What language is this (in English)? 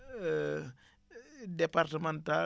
Wolof